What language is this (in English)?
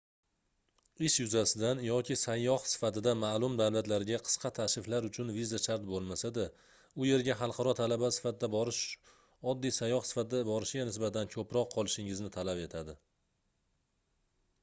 Uzbek